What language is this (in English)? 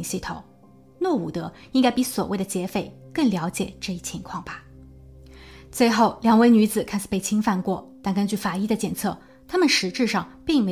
Chinese